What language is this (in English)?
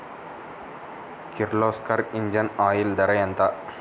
Telugu